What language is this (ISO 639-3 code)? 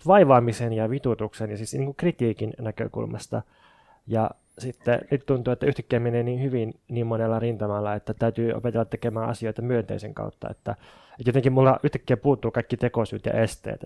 fin